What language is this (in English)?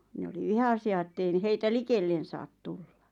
Finnish